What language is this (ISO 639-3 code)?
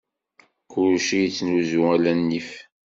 kab